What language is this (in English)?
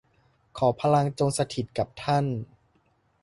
Thai